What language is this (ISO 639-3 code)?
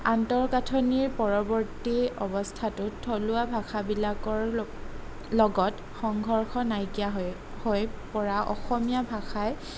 asm